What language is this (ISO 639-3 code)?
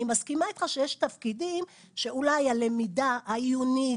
heb